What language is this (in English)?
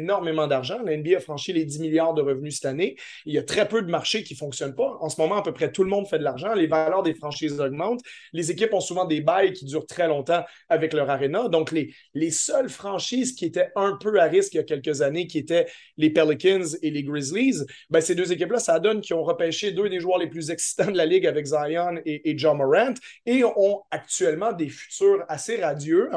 French